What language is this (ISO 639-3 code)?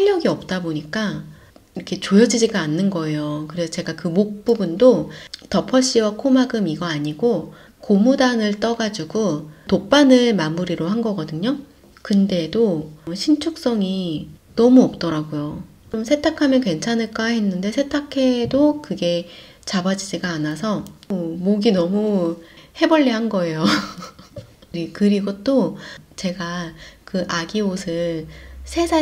kor